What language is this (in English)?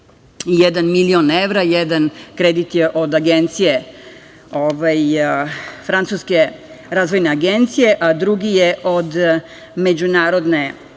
Serbian